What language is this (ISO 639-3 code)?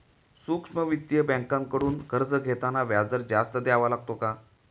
mar